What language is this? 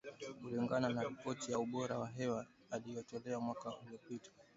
Swahili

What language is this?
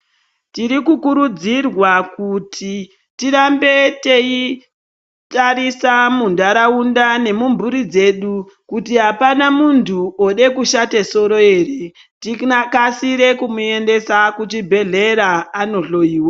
Ndau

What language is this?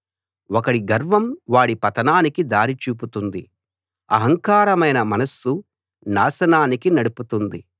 Telugu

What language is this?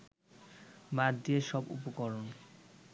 Bangla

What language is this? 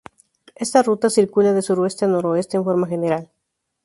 Spanish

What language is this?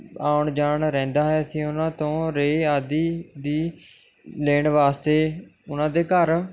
Punjabi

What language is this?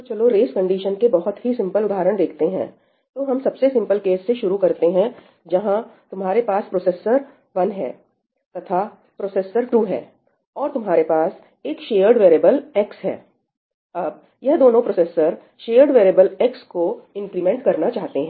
Hindi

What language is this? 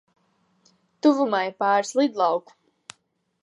Latvian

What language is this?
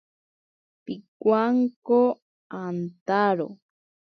Ashéninka Perené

